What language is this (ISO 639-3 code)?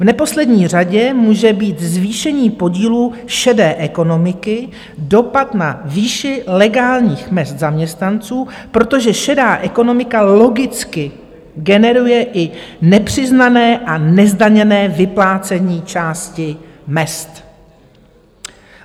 ces